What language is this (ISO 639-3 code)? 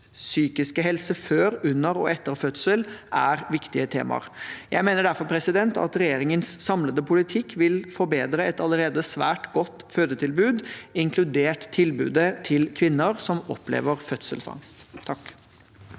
nor